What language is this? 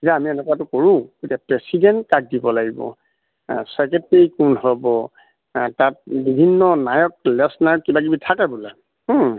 Assamese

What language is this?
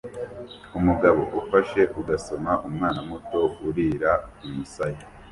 Kinyarwanda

